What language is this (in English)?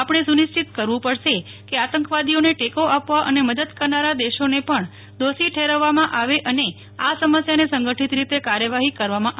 Gujarati